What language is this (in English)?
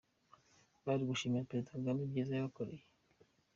Kinyarwanda